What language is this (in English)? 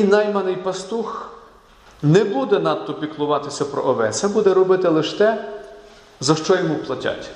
Ukrainian